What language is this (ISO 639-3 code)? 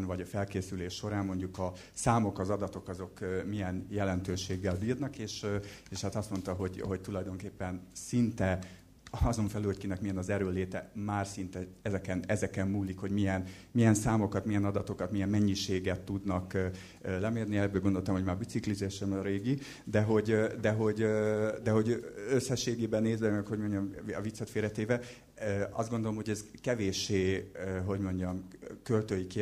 hun